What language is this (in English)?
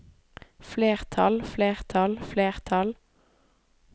Norwegian